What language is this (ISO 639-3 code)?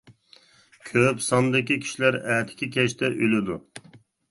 uig